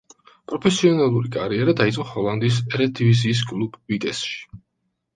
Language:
Georgian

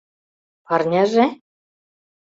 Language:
Mari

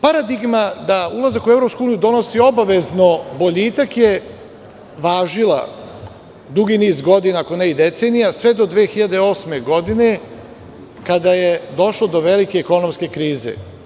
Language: Serbian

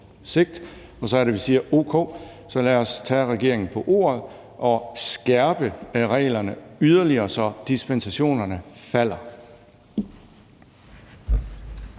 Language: Danish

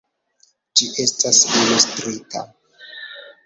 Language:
Esperanto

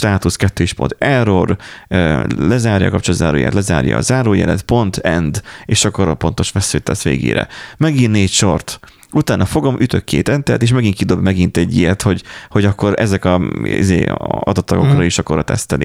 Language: Hungarian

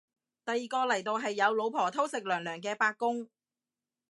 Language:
Cantonese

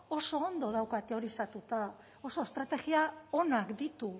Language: Basque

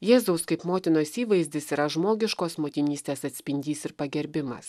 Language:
Lithuanian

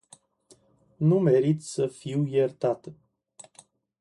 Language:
Romanian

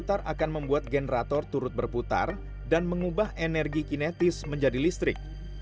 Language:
Indonesian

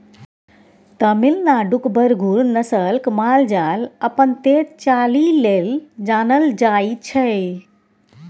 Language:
Maithili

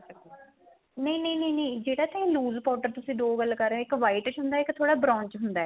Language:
Punjabi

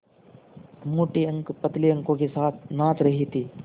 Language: Hindi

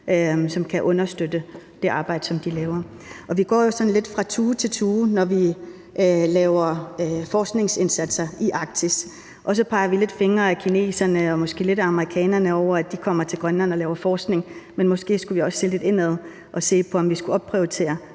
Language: Danish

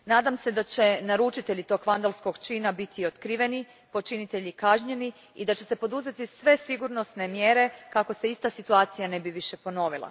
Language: Croatian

